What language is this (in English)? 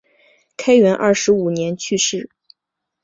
Chinese